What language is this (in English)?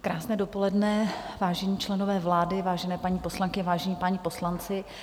Czech